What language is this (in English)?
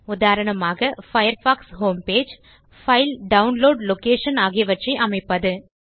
Tamil